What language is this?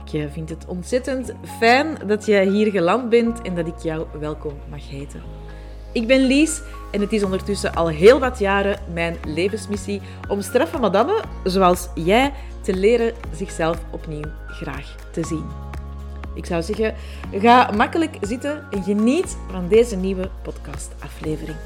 Dutch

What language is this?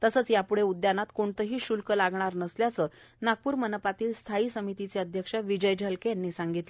Marathi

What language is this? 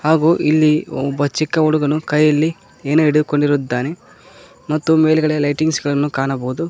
Kannada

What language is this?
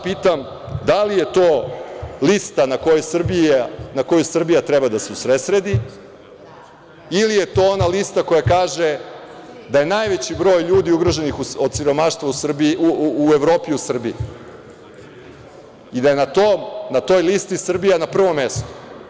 Serbian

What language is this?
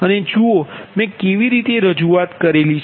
Gujarati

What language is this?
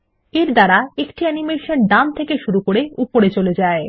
Bangla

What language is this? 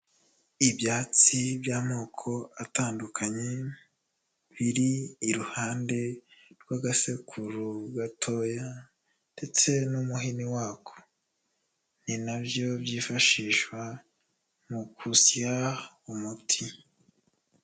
Kinyarwanda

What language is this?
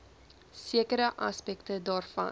Afrikaans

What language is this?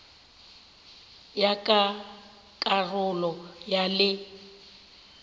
Northern Sotho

